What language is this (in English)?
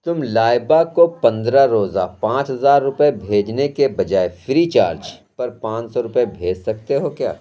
Urdu